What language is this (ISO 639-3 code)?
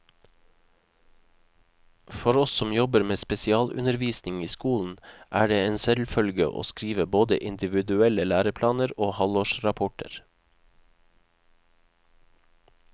nor